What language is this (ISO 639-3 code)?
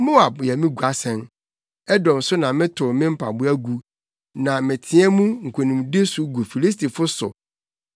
aka